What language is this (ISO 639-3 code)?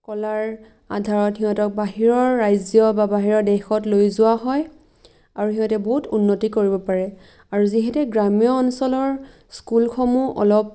asm